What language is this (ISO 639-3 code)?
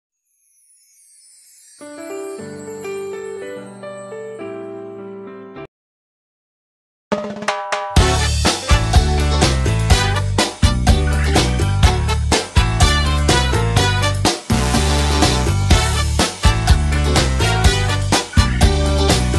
ron